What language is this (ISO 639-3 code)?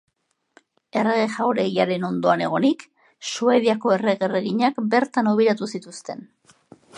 eus